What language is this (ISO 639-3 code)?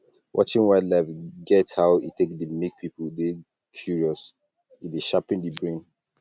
pcm